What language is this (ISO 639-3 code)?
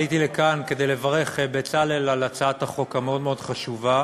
heb